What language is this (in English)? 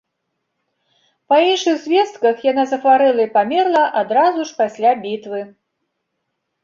Belarusian